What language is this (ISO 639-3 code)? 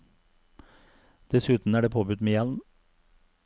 nor